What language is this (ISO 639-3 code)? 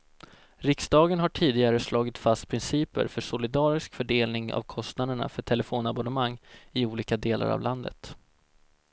swe